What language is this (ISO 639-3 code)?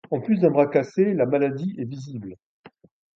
fra